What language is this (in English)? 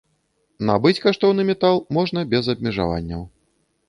Belarusian